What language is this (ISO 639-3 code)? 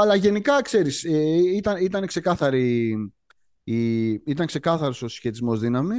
ell